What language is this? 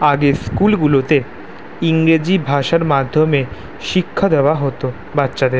Bangla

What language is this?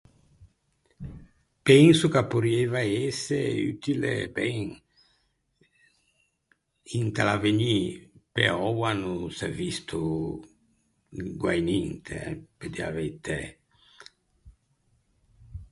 Ligurian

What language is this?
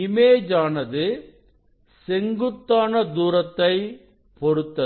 Tamil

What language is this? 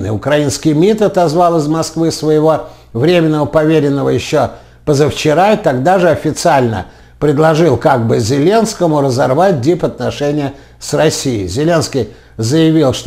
Russian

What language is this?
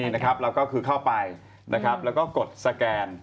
Thai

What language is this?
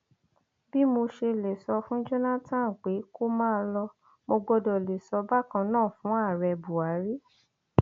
Yoruba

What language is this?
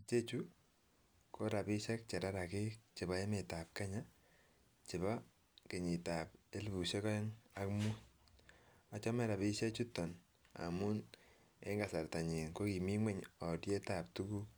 Kalenjin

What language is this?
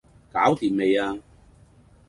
Cantonese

